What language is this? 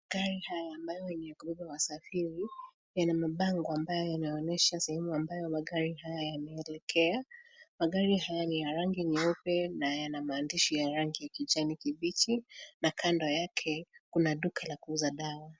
Swahili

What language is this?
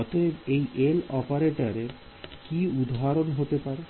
Bangla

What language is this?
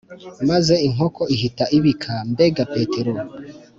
Kinyarwanda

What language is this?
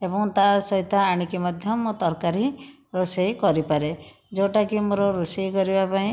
Odia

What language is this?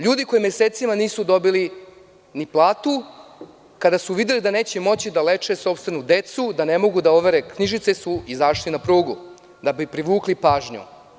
Serbian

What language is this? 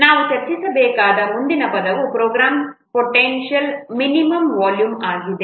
Kannada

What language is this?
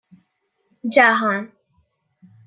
Persian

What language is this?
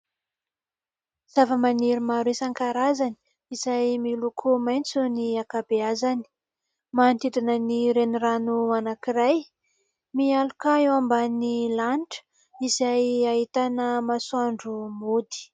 Malagasy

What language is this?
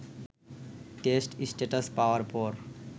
Bangla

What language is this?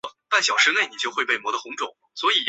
Chinese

